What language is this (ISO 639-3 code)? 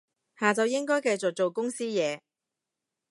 yue